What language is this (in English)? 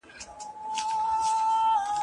Pashto